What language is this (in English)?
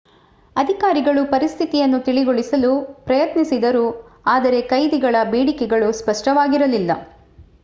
Kannada